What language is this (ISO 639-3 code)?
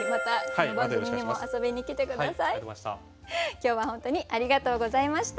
jpn